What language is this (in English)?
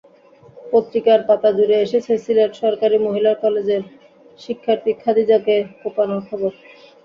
Bangla